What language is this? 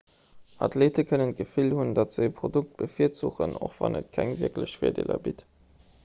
Luxembourgish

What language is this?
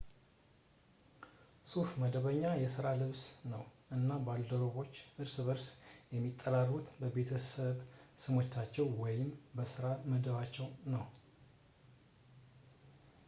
Amharic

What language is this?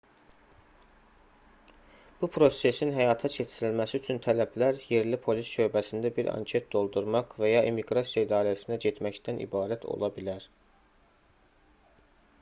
Azerbaijani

